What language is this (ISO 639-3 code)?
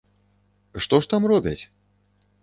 bel